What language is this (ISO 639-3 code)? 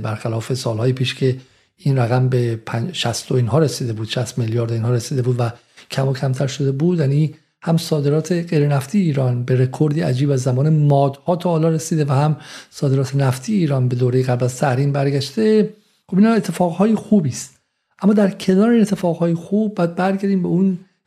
fas